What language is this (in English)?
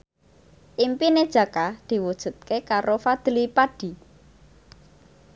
Javanese